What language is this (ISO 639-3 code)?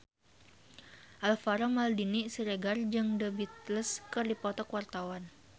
sun